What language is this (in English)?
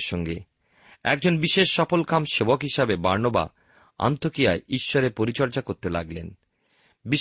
Bangla